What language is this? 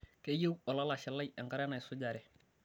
Masai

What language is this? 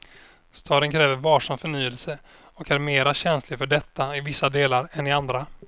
Swedish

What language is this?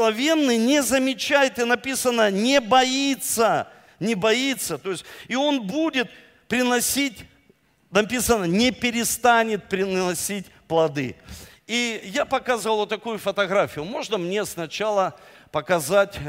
Russian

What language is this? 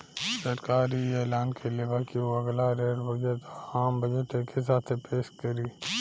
Bhojpuri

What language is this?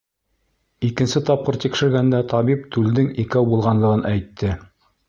Bashkir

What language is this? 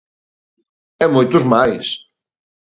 Galician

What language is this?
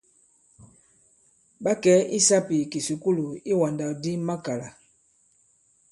Bankon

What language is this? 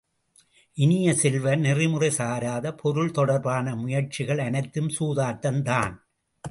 Tamil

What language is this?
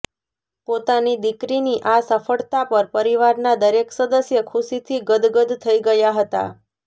Gujarati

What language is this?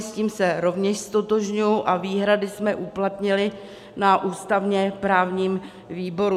Czech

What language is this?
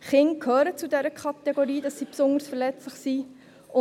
Swiss German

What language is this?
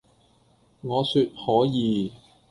Cantonese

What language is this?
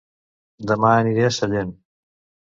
Catalan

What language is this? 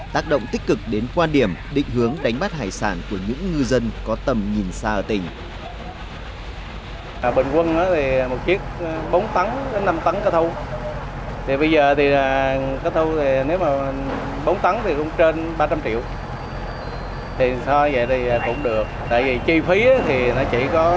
Vietnamese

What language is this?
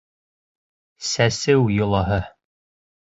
Bashkir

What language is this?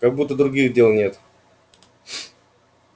Russian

